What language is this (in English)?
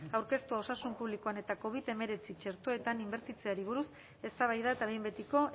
Basque